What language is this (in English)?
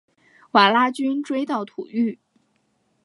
Chinese